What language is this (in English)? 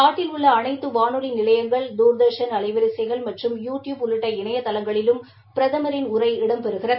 Tamil